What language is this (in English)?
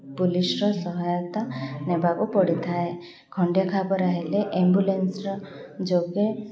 Odia